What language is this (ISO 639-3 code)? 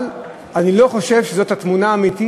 heb